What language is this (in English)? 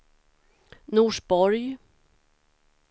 Swedish